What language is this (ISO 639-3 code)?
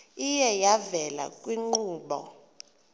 xho